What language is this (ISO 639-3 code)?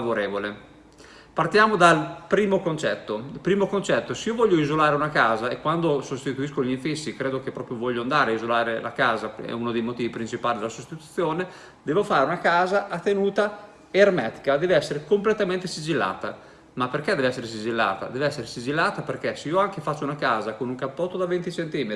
ita